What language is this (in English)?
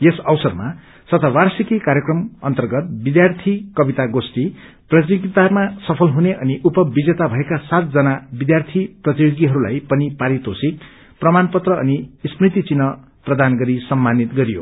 Nepali